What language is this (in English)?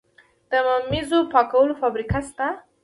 Pashto